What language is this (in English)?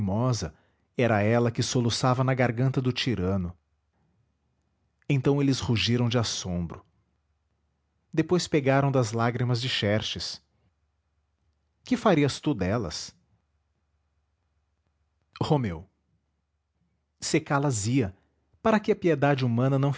Portuguese